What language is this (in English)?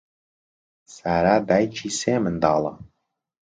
Central Kurdish